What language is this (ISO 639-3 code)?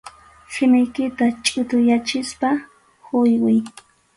qxu